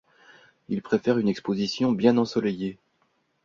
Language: French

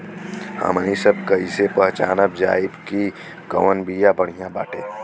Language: Bhojpuri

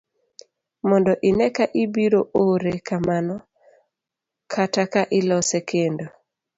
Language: Luo (Kenya and Tanzania)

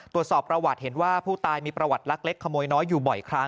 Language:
Thai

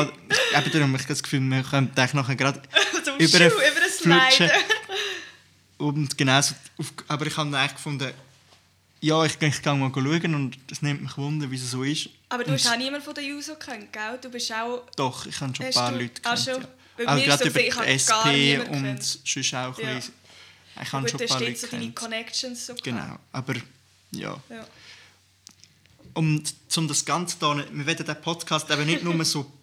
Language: German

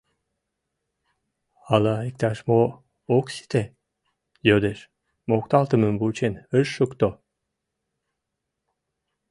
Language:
Mari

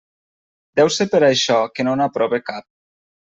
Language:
Catalan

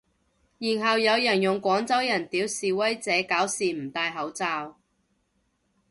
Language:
Cantonese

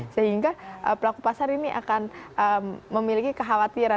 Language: Indonesian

